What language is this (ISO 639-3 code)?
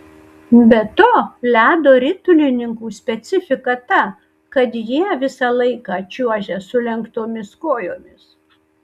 lit